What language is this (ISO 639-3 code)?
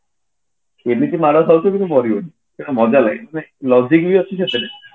ori